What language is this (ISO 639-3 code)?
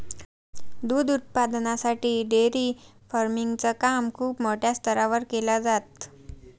mar